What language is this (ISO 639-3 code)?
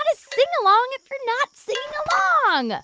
eng